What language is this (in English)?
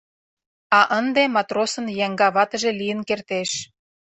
Mari